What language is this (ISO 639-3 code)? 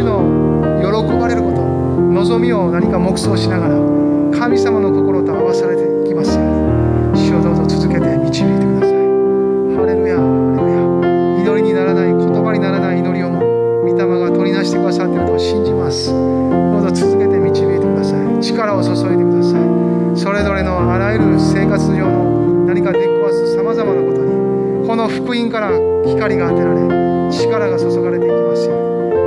jpn